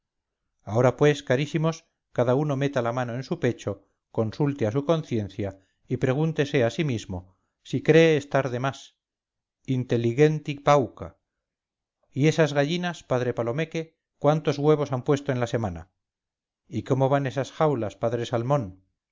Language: Spanish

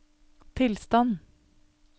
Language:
Norwegian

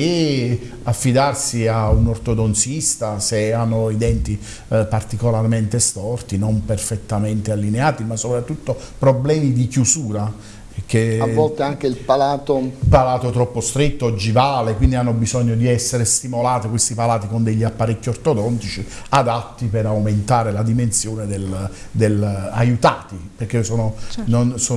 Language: Italian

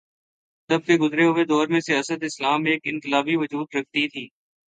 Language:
Urdu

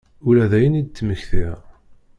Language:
Kabyle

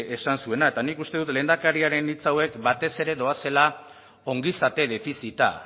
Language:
Basque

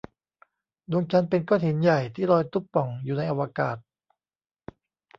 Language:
Thai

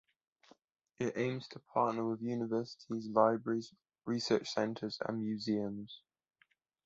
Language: English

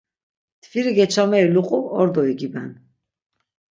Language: Laz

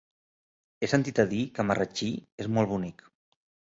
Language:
Catalan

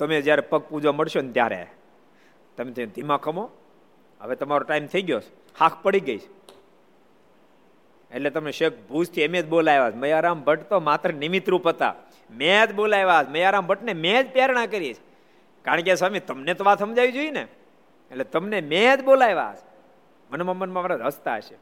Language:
Gujarati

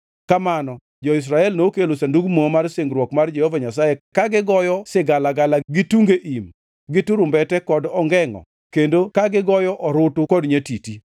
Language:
Luo (Kenya and Tanzania)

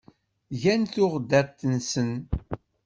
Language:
Kabyle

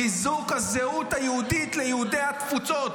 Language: Hebrew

